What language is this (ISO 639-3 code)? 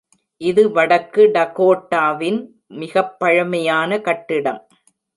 tam